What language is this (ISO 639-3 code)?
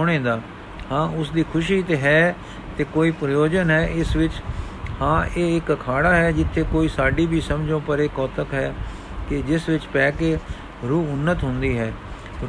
pan